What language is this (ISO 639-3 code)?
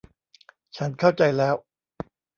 tha